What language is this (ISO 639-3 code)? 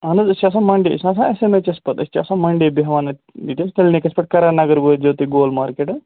kas